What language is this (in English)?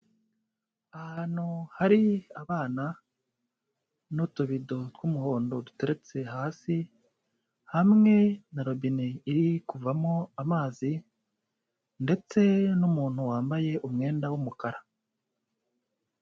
Kinyarwanda